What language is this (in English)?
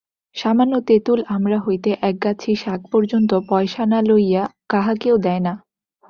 Bangla